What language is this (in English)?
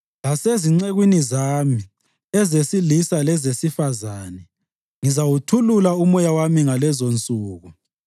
North Ndebele